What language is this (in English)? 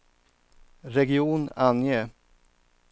Swedish